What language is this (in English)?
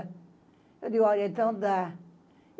Portuguese